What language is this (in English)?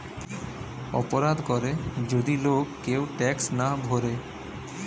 Bangla